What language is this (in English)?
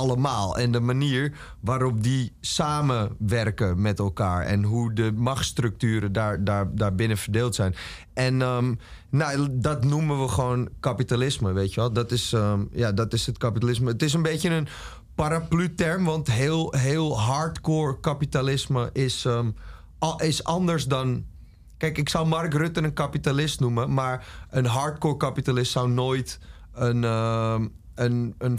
Dutch